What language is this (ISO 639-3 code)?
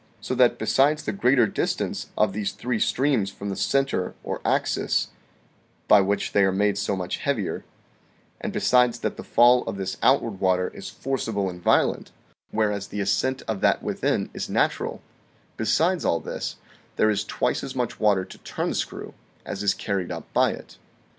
eng